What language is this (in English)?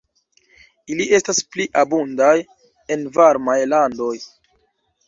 Esperanto